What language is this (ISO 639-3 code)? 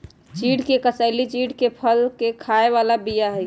mag